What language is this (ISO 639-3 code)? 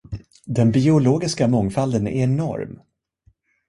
swe